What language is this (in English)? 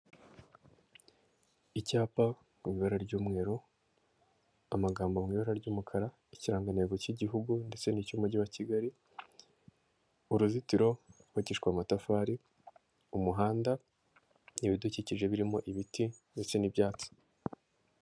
Kinyarwanda